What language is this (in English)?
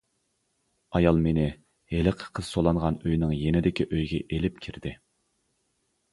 Uyghur